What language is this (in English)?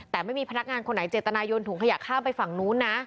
Thai